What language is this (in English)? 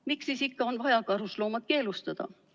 Estonian